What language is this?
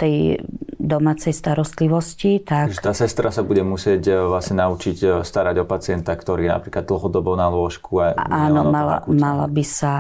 Slovak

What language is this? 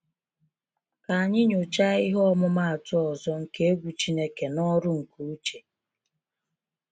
Igbo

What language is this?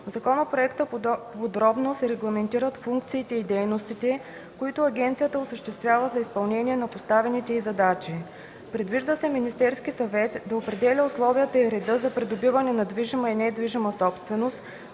Bulgarian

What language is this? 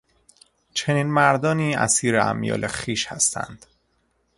Persian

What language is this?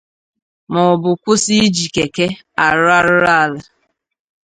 Igbo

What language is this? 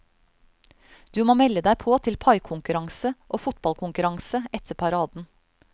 Norwegian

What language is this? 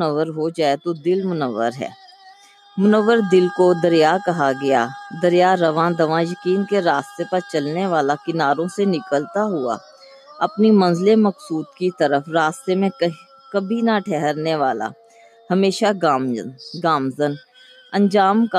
Urdu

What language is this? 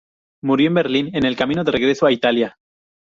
Spanish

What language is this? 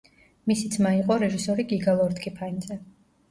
Georgian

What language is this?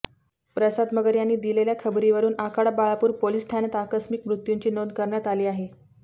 Marathi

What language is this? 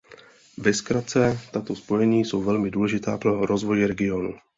Czech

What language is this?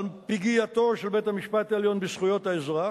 Hebrew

